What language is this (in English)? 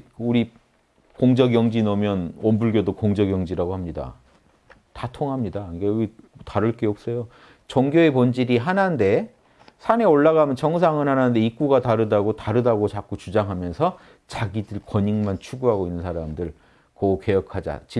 Korean